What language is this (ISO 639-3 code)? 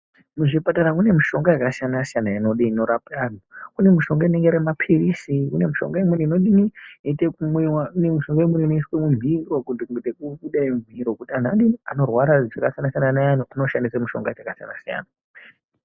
ndc